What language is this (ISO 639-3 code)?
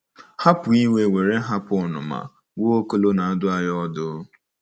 ibo